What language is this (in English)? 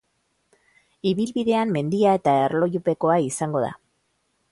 Basque